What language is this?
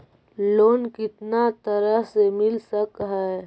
Magahi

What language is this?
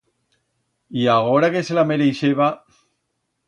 Aragonese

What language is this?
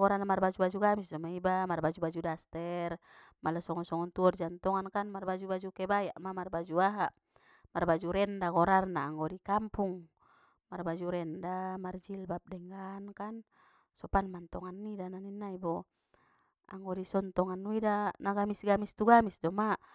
Batak Mandailing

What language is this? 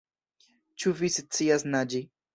Esperanto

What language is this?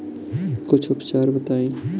Bhojpuri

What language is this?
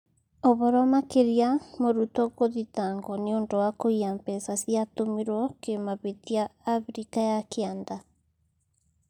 Kikuyu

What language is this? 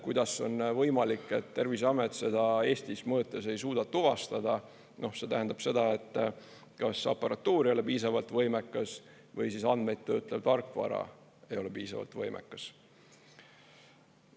Estonian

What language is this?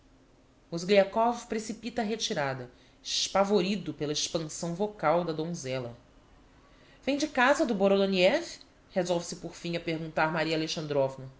Portuguese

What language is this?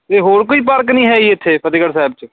Punjabi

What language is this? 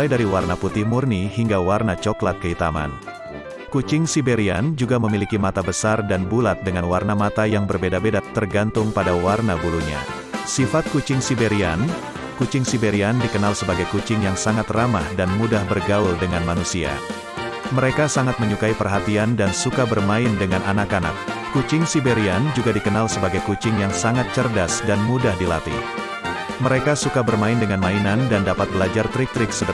Indonesian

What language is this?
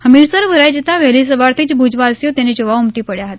Gujarati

